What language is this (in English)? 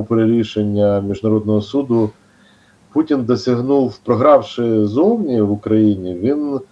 Ukrainian